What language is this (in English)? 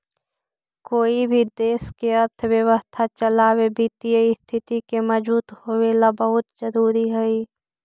Magahi